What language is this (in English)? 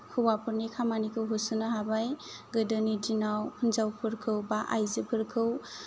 Bodo